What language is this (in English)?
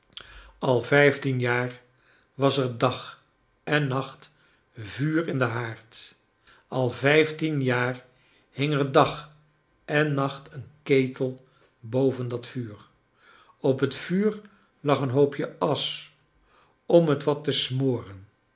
Dutch